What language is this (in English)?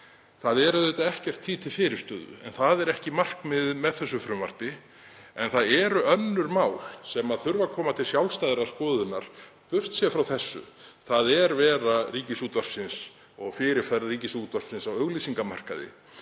Icelandic